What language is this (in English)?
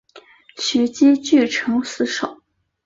Chinese